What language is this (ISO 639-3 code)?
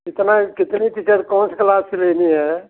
hin